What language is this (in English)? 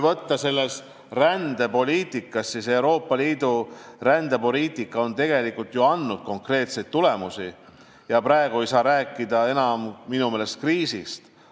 Estonian